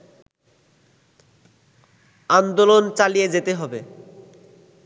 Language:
Bangla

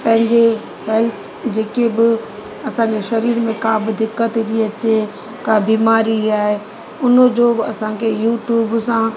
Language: Sindhi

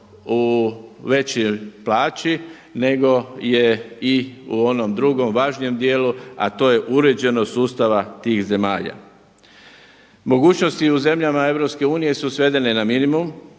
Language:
Croatian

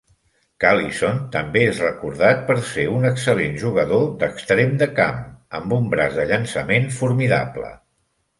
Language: Catalan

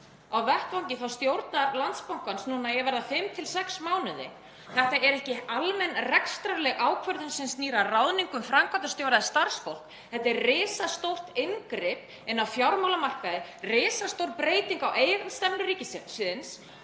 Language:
Icelandic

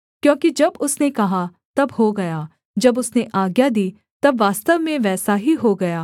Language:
Hindi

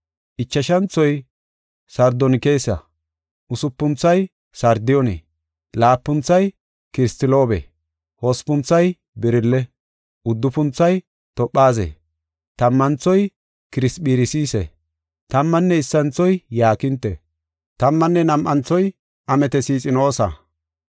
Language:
Gofa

